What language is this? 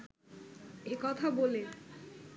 Bangla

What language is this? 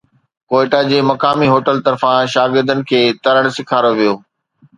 Sindhi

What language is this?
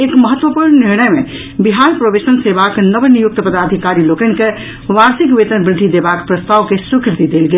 Maithili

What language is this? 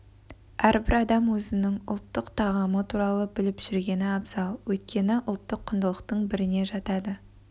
Kazakh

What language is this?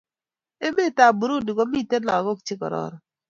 Kalenjin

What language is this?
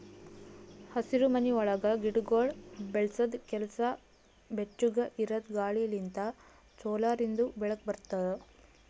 Kannada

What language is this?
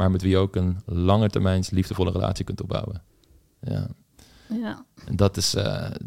Dutch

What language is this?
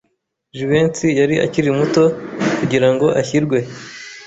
Kinyarwanda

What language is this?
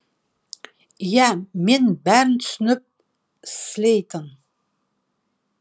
Kazakh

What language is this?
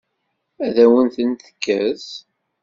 Kabyle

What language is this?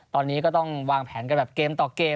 Thai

